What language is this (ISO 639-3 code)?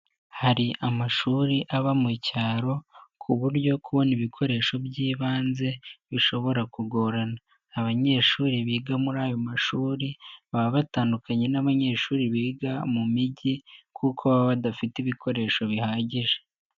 kin